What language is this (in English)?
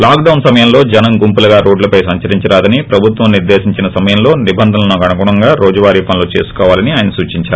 Telugu